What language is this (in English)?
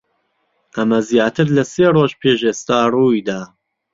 Central Kurdish